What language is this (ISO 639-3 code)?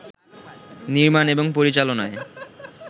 ben